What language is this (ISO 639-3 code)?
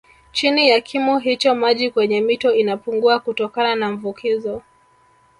swa